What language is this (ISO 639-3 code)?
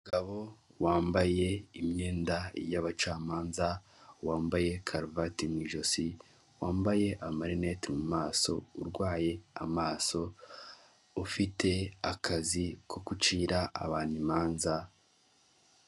kin